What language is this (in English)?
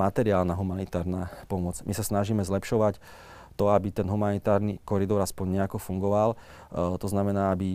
Slovak